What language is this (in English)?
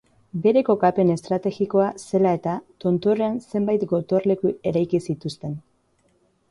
Basque